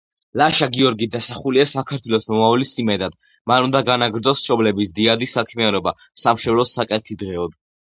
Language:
Georgian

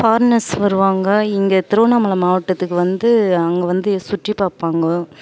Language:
Tamil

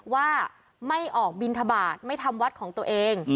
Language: Thai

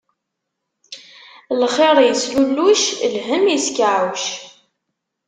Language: Kabyle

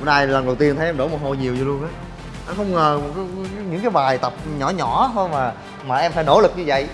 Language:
Vietnamese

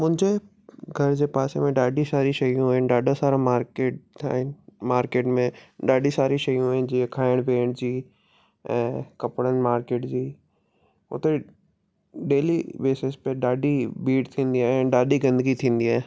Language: Sindhi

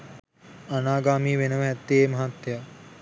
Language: Sinhala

